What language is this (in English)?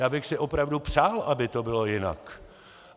Czech